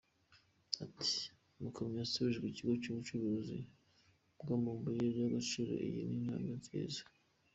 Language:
Kinyarwanda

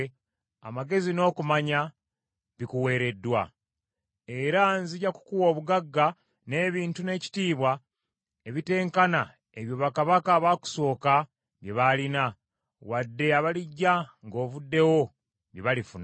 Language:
Ganda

